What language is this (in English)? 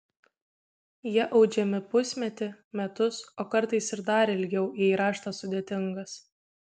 Lithuanian